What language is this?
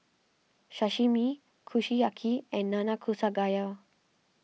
English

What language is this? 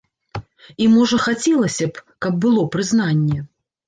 Belarusian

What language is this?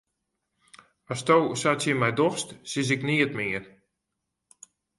Western Frisian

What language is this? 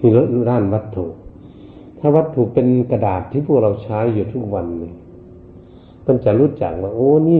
Thai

